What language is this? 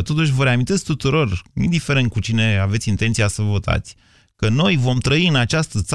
Romanian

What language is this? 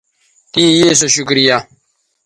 Bateri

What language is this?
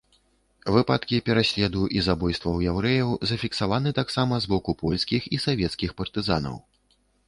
Belarusian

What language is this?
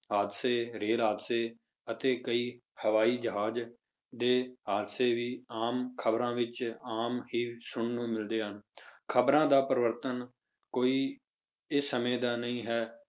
Punjabi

